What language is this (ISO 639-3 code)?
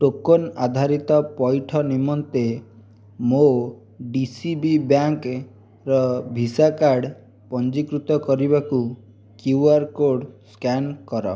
ori